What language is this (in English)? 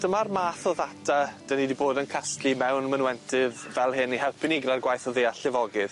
Welsh